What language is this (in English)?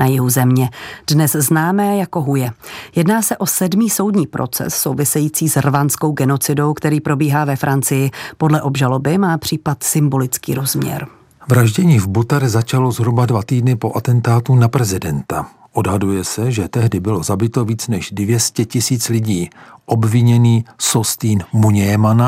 Czech